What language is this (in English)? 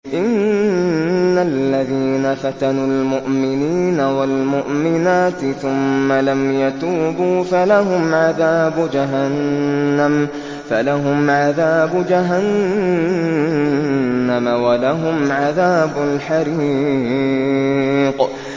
Arabic